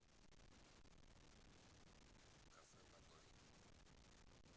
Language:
Russian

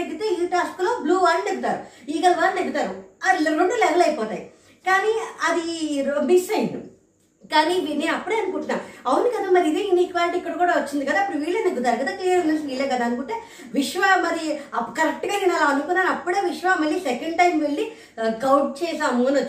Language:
Telugu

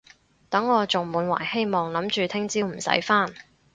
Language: Cantonese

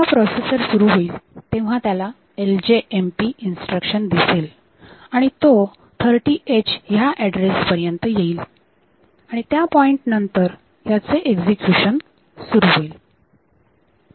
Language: Marathi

